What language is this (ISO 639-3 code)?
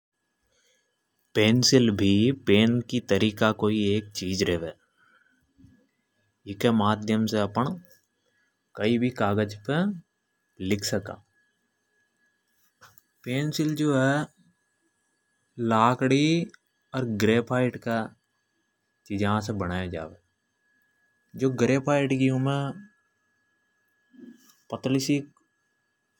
hoj